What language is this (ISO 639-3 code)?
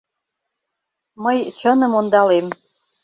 chm